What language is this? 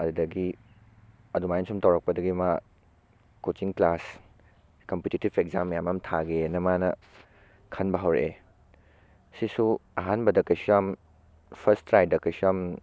Manipuri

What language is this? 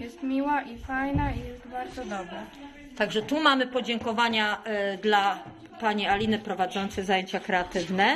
Polish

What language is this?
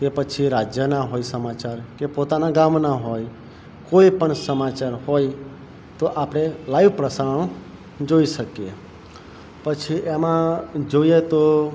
Gujarati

